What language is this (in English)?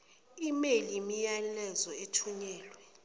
Zulu